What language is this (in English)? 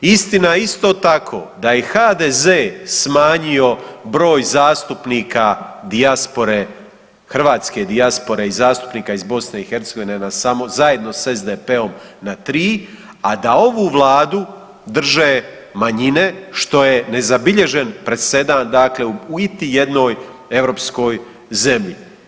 Croatian